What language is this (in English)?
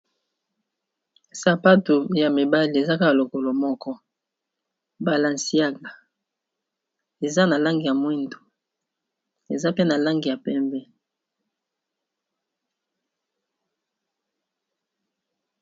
Lingala